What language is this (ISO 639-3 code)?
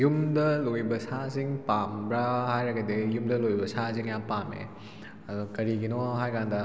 mni